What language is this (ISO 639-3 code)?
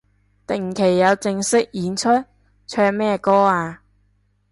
yue